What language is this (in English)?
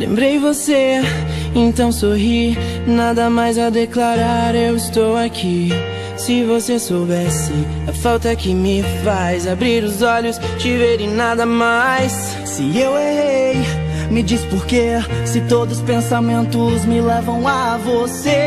Portuguese